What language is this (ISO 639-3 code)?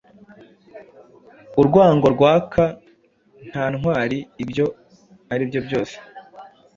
kin